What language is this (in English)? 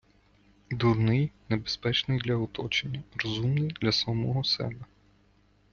Ukrainian